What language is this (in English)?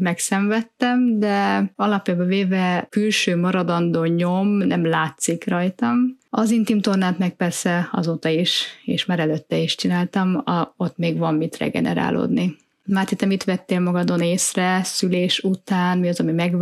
Hungarian